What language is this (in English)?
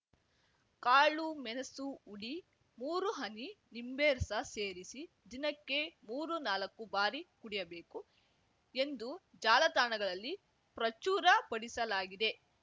Kannada